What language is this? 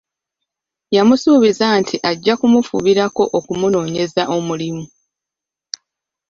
Ganda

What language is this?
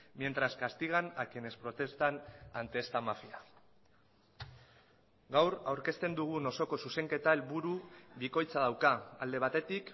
Basque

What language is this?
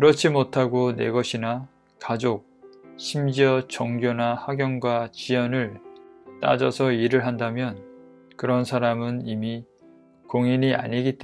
Korean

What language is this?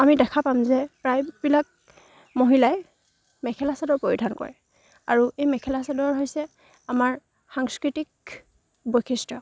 Assamese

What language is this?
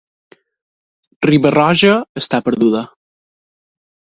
Catalan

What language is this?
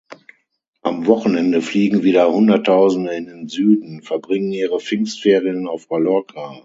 German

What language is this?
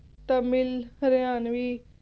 Punjabi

